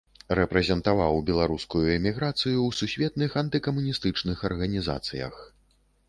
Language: Belarusian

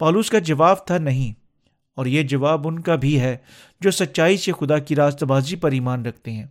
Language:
Urdu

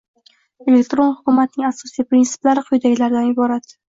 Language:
Uzbek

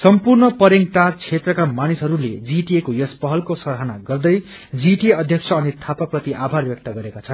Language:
Nepali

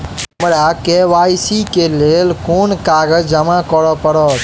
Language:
Maithili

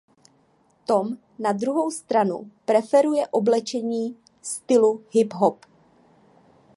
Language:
Czech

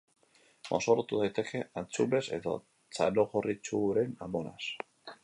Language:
Basque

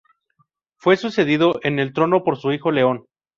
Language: Spanish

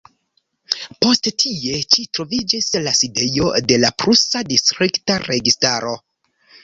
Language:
Esperanto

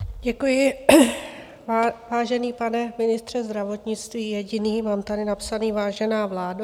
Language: Czech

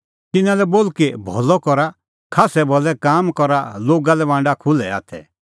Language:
Kullu Pahari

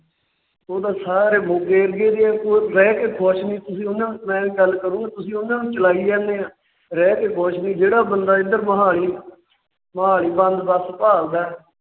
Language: Punjabi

